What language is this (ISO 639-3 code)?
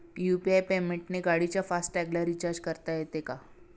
mar